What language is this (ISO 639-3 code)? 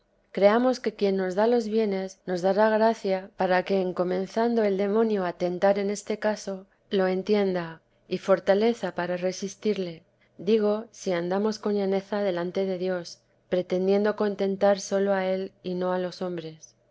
spa